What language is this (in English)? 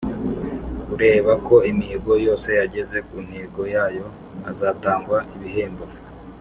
Kinyarwanda